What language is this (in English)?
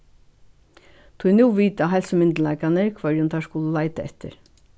Faroese